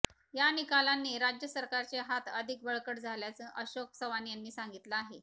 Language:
Marathi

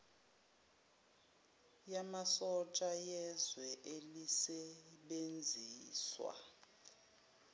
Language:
Zulu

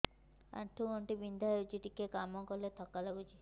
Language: Odia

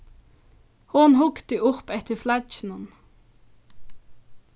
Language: Faroese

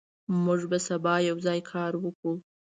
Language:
Pashto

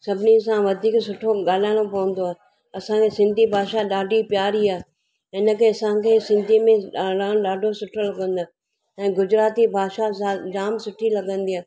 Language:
Sindhi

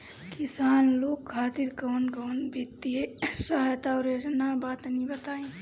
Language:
Bhojpuri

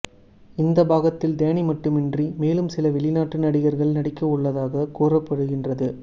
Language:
Tamil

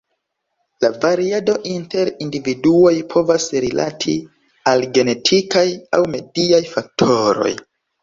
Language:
Esperanto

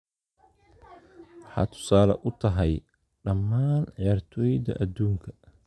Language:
Somali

